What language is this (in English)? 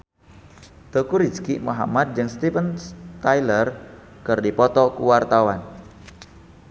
Sundanese